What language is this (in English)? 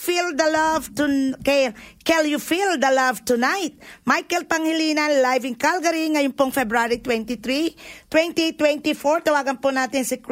Filipino